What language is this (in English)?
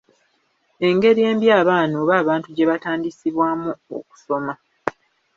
Ganda